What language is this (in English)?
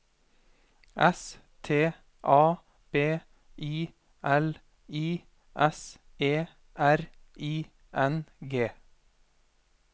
Norwegian